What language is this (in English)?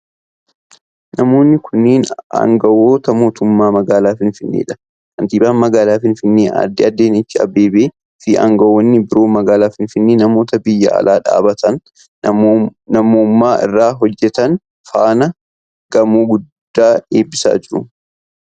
Oromo